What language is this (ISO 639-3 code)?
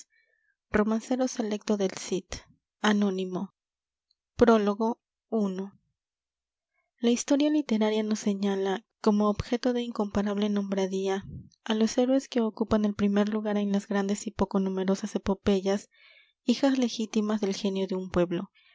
spa